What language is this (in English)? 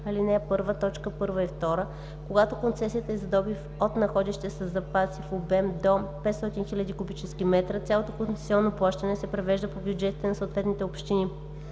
Bulgarian